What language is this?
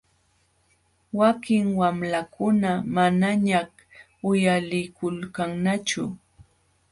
Jauja Wanca Quechua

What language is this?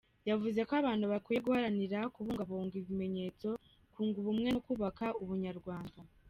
Kinyarwanda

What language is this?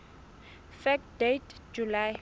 Southern Sotho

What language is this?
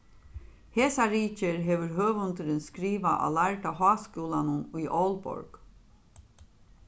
Faroese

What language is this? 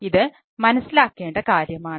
Malayalam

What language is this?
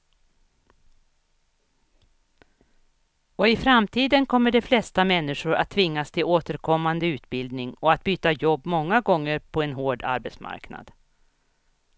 Swedish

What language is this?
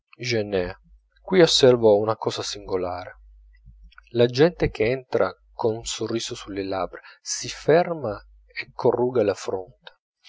Italian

